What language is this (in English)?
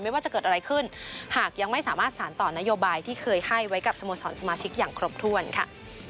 Thai